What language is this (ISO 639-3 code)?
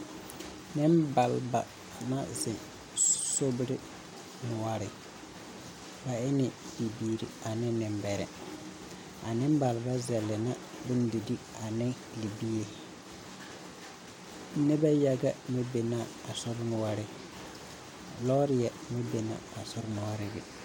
dga